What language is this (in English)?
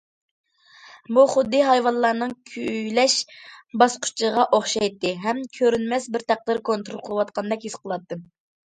Uyghur